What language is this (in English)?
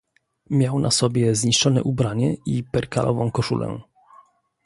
Polish